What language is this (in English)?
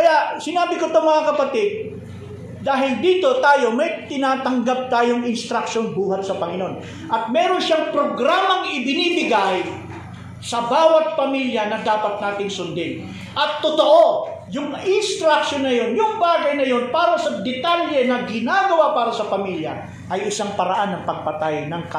Filipino